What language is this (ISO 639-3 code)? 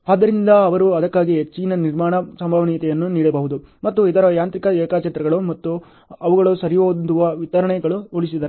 kan